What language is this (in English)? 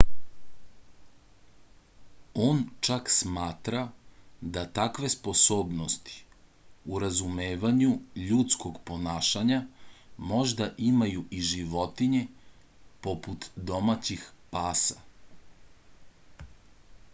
Serbian